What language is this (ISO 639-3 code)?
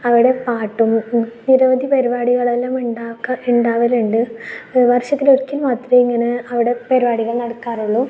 mal